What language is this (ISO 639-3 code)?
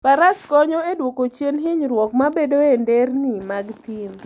luo